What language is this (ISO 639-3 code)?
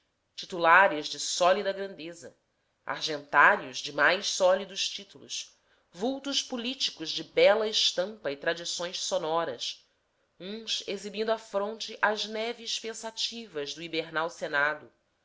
por